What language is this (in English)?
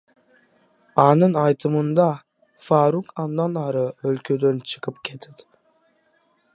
Kyrgyz